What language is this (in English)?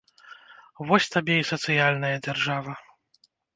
Belarusian